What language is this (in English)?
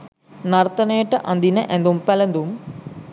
Sinhala